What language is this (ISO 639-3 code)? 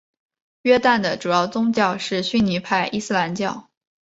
zho